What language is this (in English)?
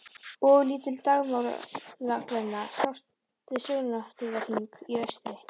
Icelandic